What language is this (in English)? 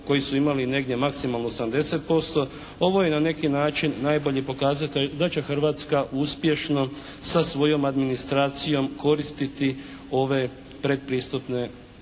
Croatian